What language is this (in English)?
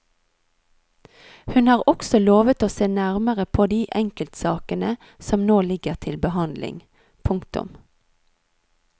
Norwegian